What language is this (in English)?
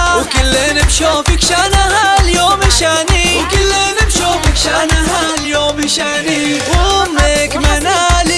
Arabic